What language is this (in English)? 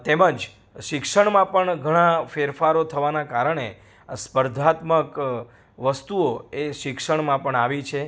Gujarati